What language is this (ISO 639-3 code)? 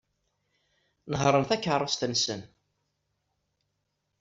kab